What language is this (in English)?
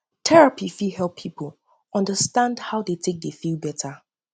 Nigerian Pidgin